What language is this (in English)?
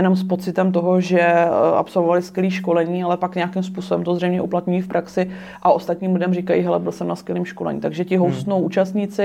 Czech